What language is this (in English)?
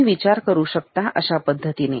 Marathi